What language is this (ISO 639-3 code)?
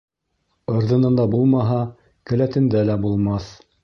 bak